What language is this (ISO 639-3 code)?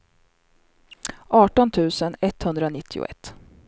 swe